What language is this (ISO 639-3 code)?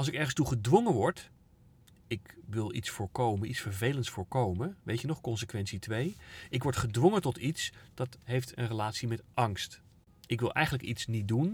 nld